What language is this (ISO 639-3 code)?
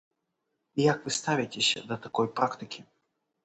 bel